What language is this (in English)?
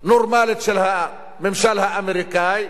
Hebrew